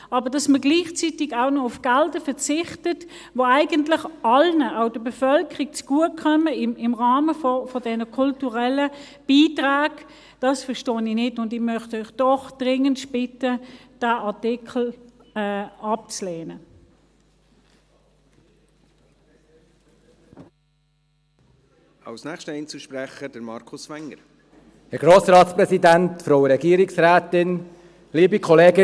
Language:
Swiss German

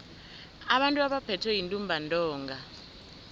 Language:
South Ndebele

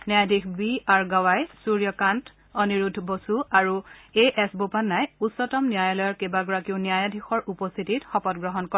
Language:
Assamese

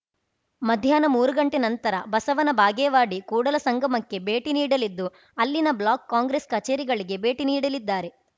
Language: Kannada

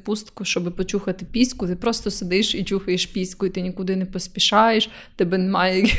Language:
Ukrainian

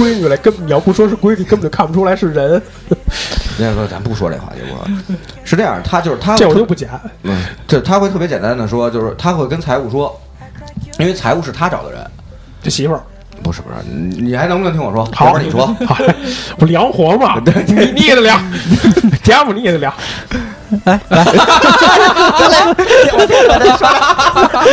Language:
Chinese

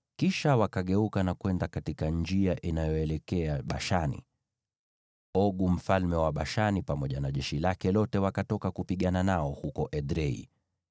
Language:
Swahili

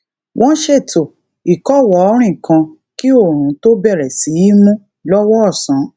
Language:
Yoruba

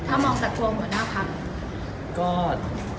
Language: Thai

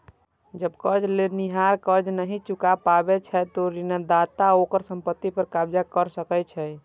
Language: Maithili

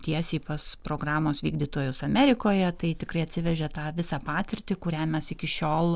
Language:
Lithuanian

